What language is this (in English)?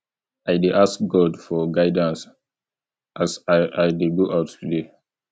Nigerian Pidgin